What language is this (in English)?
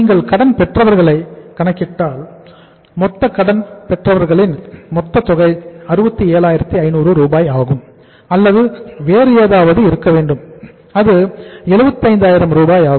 Tamil